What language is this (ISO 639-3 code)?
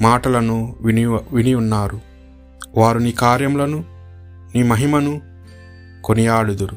tel